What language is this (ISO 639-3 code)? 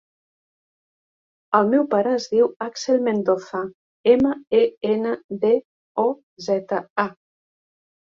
cat